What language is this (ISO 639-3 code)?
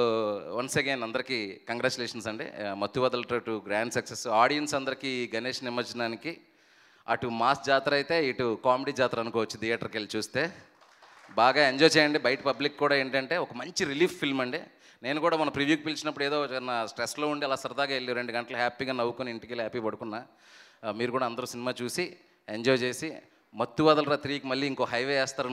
tel